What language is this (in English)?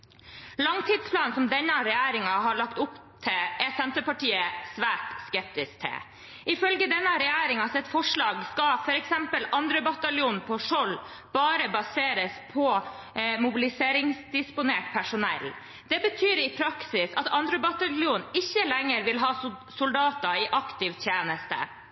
Norwegian Bokmål